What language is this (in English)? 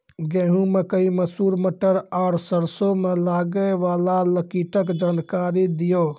Maithili